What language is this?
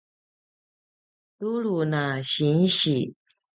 Paiwan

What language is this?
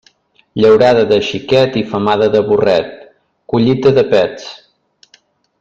Catalan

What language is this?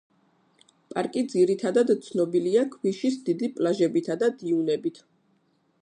Georgian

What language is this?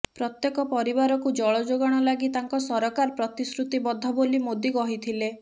Odia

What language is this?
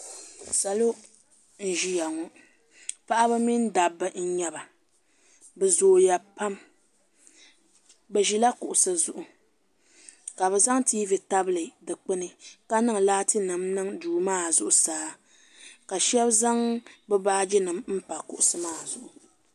Dagbani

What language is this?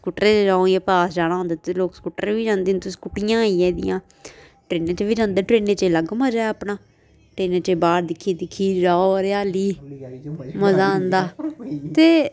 Dogri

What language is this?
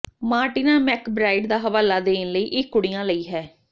Punjabi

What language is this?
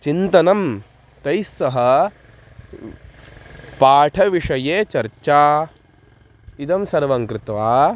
Sanskrit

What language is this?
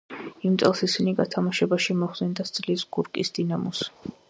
Georgian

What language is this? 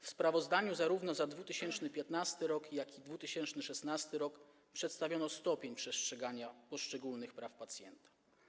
Polish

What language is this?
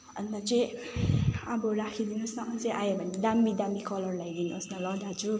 Nepali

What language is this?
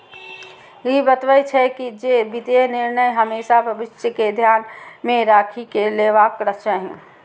Maithili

